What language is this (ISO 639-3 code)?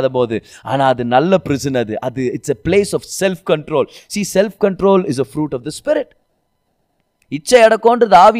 tam